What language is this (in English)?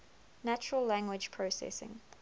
English